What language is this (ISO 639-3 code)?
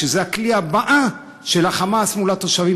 heb